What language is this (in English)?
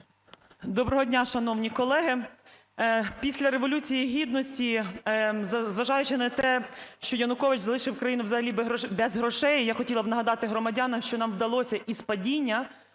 Ukrainian